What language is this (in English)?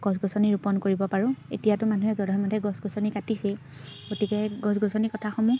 Assamese